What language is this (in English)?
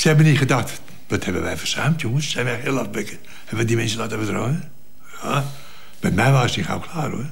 Dutch